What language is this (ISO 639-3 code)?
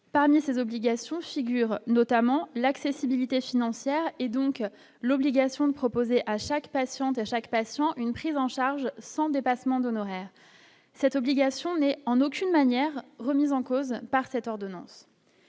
fra